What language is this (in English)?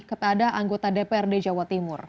Indonesian